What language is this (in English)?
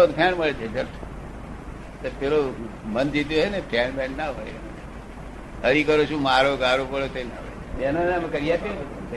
Gujarati